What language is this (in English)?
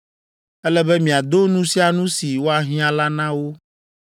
Ewe